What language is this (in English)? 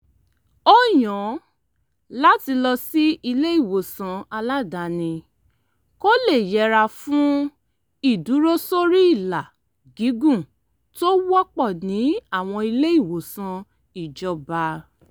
Yoruba